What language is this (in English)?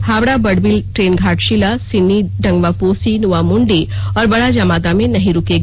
Hindi